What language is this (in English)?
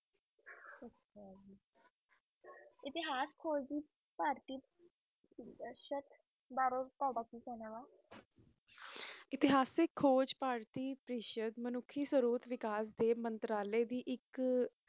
Punjabi